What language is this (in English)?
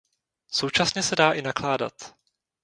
Czech